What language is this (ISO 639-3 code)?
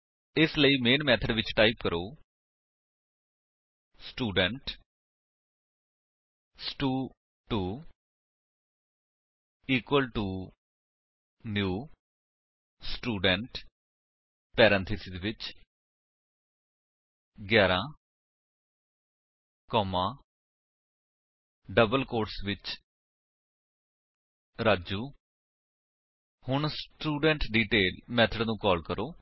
pan